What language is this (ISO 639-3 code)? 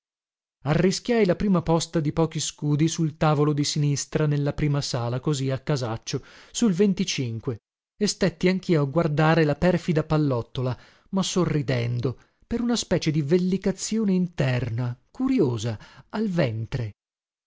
ita